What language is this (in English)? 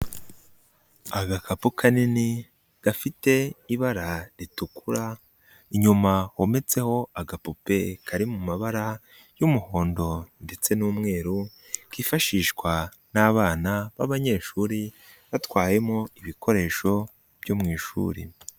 Kinyarwanda